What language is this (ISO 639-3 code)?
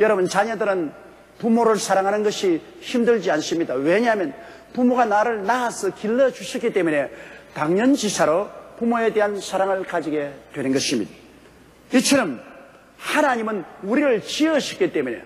kor